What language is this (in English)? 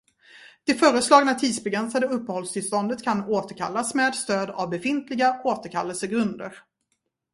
Swedish